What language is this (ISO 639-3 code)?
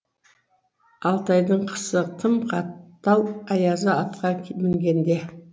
kaz